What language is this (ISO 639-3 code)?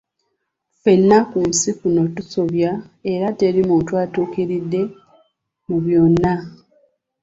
lug